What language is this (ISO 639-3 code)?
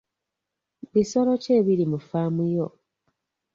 lug